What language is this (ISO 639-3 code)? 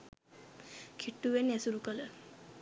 sin